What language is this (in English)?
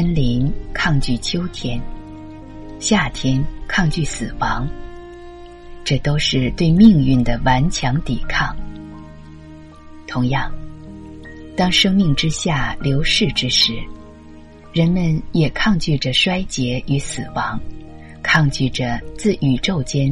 Chinese